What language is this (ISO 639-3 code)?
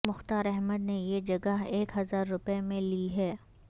urd